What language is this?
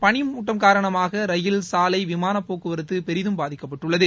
Tamil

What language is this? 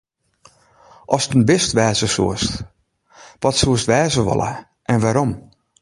Western Frisian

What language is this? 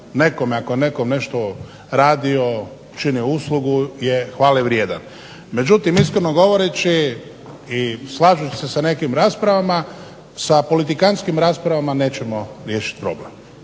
Croatian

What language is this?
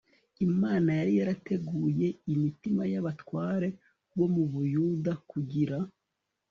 Kinyarwanda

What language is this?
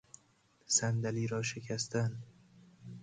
Persian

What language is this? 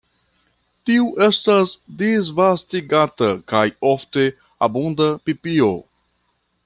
Esperanto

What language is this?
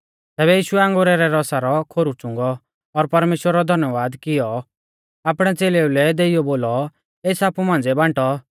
Mahasu Pahari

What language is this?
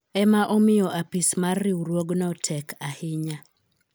Luo (Kenya and Tanzania)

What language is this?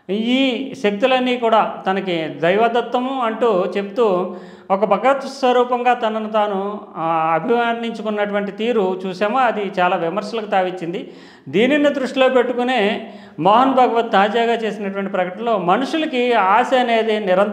Telugu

